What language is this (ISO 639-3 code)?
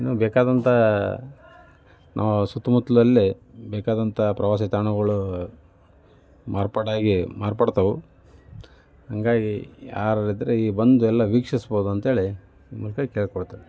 kan